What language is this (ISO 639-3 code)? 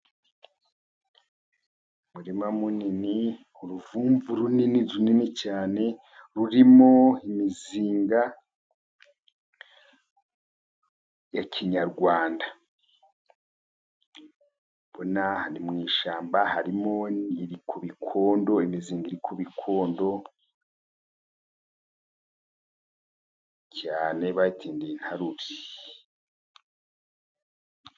kin